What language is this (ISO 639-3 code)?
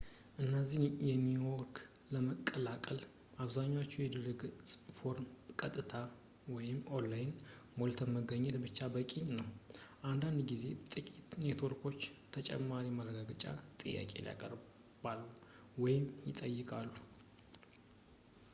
amh